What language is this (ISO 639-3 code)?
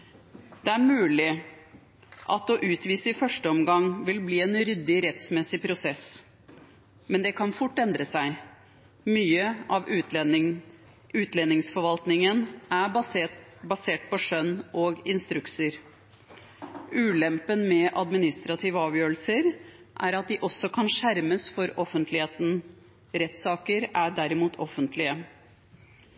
nob